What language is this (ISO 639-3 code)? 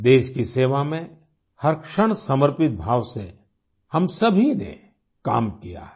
hin